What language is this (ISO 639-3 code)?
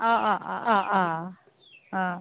asm